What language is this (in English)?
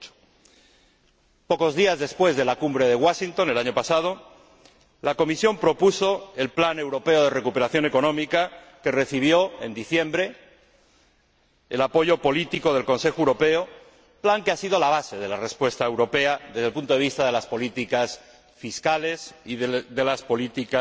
Spanish